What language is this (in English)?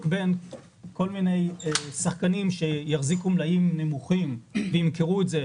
Hebrew